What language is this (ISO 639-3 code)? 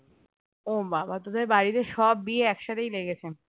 ben